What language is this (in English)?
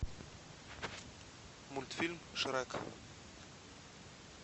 Russian